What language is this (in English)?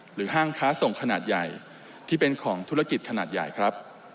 Thai